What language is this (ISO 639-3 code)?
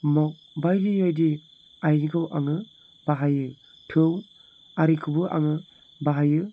brx